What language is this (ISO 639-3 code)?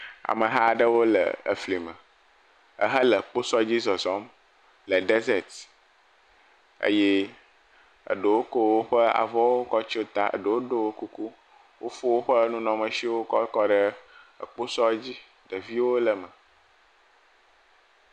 ewe